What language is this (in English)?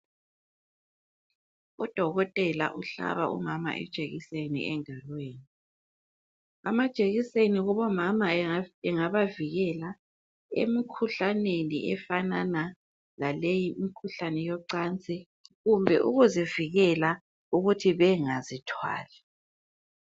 North Ndebele